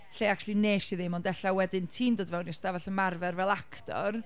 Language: Welsh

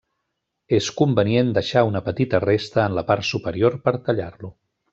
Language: Catalan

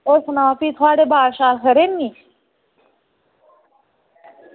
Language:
Dogri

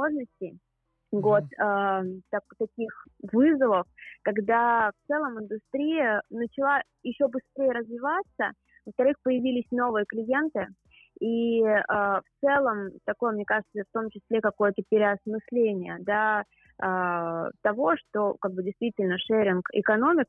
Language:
Russian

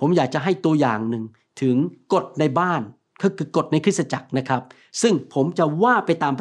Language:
Thai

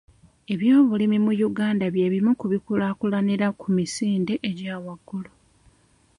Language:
Ganda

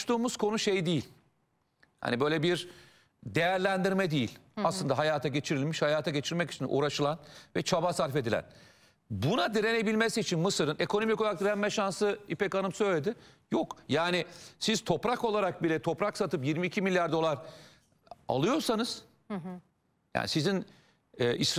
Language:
Turkish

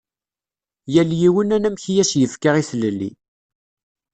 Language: Kabyle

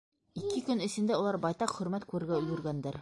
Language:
Bashkir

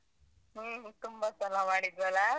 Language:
Kannada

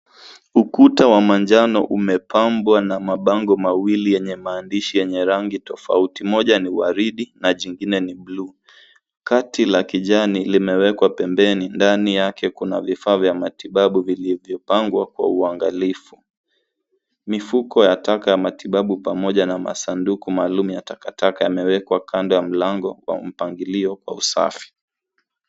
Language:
Swahili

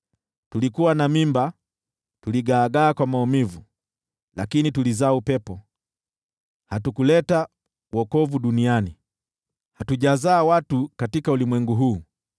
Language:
Swahili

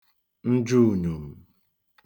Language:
Igbo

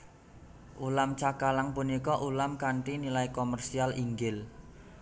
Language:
Javanese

